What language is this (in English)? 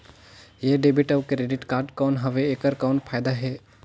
Chhattisgarhi